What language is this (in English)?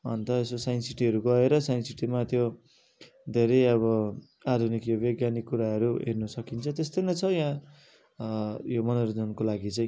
Nepali